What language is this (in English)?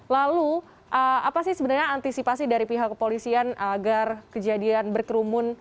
Indonesian